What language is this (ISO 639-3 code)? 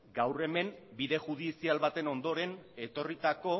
eus